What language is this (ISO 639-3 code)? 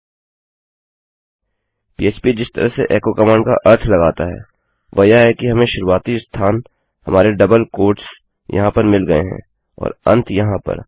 hin